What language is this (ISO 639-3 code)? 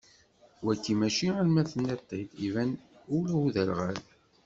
kab